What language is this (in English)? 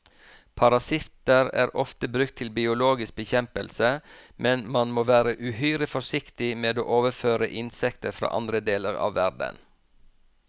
Norwegian